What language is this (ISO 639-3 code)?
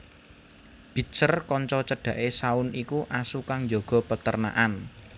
jav